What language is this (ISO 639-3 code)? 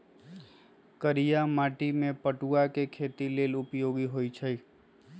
mag